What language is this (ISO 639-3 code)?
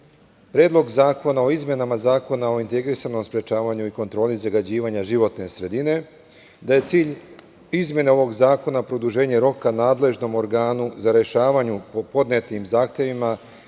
srp